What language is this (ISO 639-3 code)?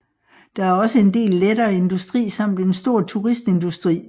dan